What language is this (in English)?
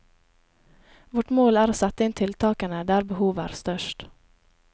Norwegian